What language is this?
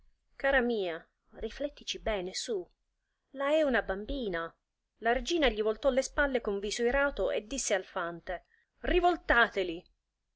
Italian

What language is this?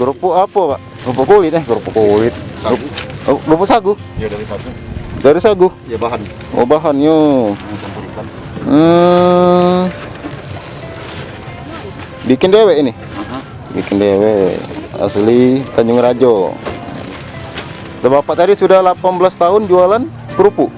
Indonesian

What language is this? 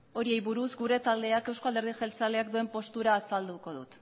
Basque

